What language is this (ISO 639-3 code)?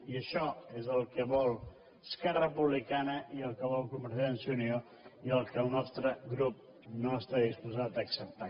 cat